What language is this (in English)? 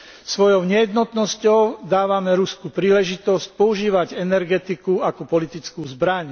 Slovak